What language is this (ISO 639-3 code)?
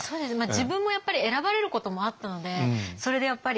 jpn